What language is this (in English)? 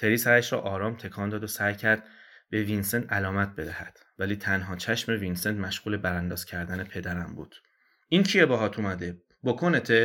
Persian